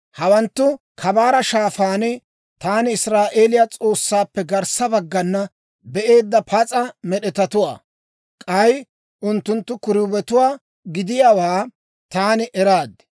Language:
Dawro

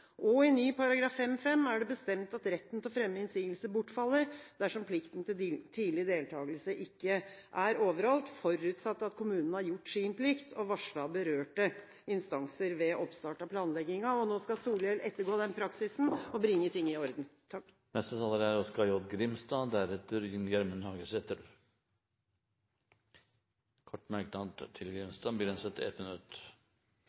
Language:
Norwegian Bokmål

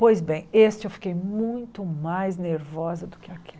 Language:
Portuguese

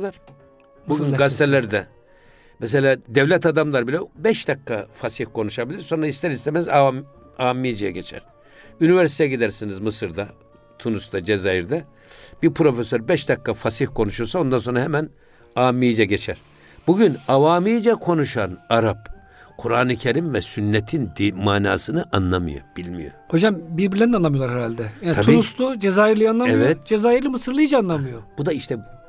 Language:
Turkish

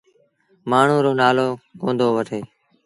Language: Sindhi Bhil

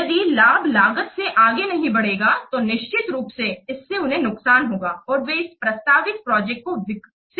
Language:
Hindi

